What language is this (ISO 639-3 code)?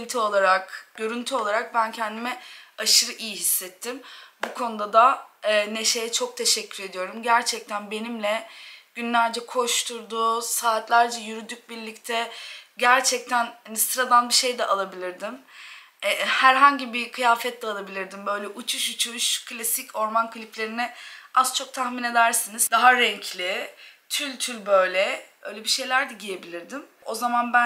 tur